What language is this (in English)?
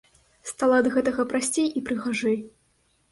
Belarusian